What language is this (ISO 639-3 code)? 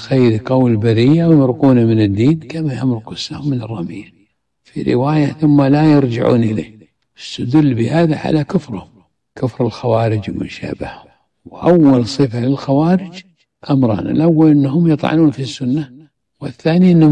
ara